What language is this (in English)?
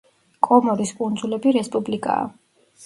Georgian